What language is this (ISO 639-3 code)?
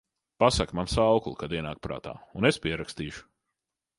lav